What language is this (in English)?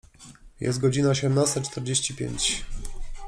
Polish